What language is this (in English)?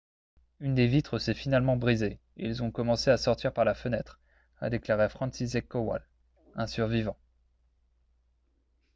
French